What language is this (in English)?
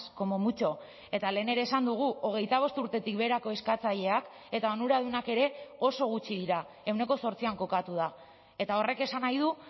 Basque